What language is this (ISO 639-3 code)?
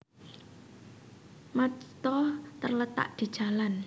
jav